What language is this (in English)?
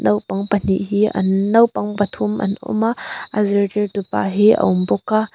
Mizo